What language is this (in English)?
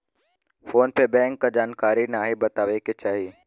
Bhojpuri